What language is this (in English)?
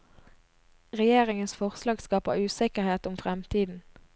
Norwegian